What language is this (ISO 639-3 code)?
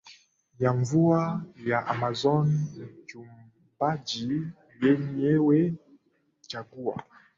swa